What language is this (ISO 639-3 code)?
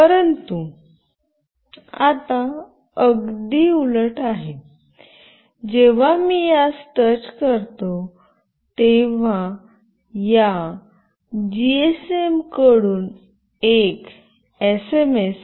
mar